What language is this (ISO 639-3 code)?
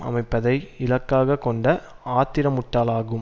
tam